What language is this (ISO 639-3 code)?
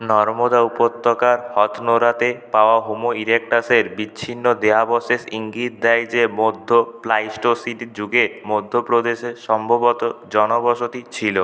ben